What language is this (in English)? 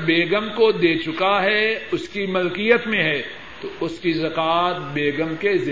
Urdu